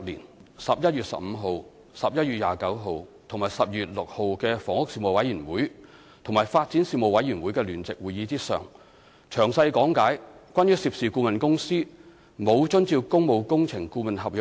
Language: Cantonese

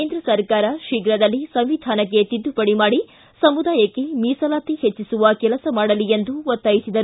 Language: Kannada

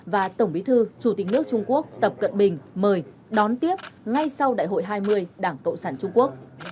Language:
Vietnamese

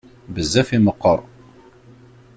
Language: Kabyle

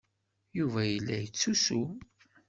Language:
Kabyle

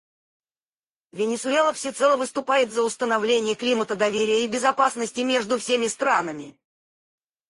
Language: Russian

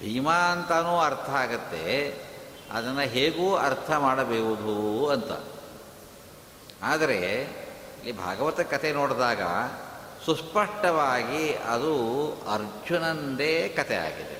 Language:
Kannada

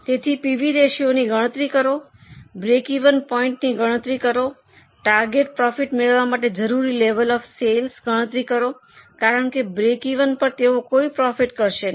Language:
Gujarati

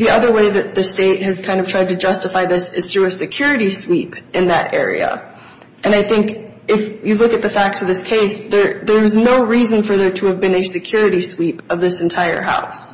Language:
English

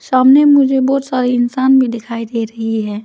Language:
Hindi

